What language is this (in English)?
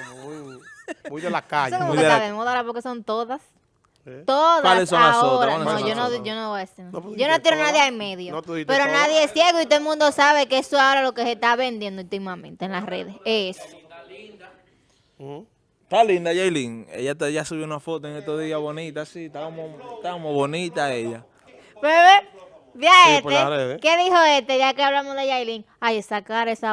Spanish